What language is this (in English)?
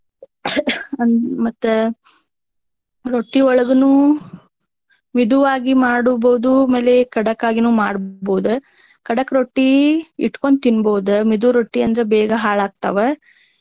Kannada